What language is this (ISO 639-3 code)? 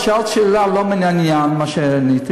heb